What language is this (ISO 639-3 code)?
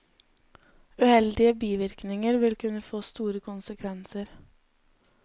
nor